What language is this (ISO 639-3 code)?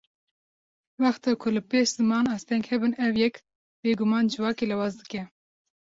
kur